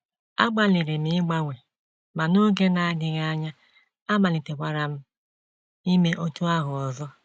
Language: Igbo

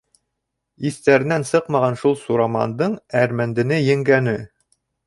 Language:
Bashkir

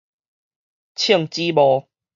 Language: Min Nan Chinese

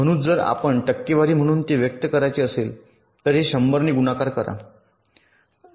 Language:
Marathi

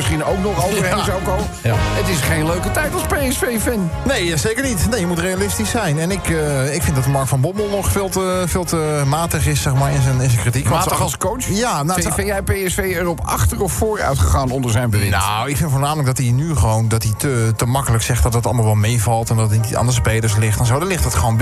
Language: Dutch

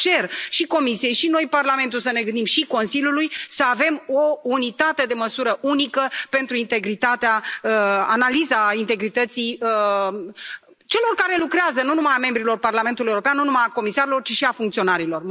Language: Romanian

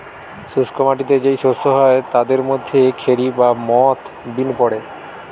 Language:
Bangla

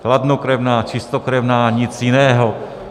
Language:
Czech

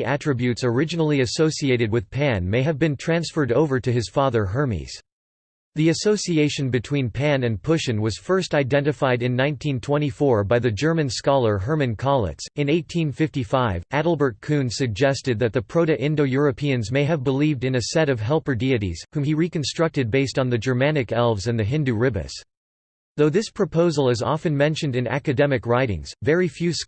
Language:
English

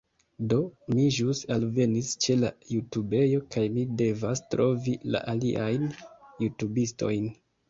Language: Esperanto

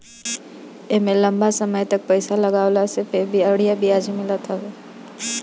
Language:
Bhojpuri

